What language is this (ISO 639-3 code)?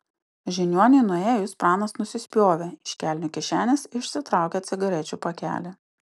lit